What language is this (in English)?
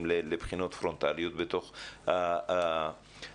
Hebrew